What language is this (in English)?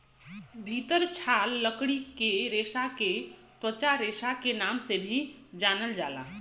Bhojpuri